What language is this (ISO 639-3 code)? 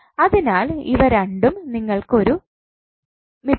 mal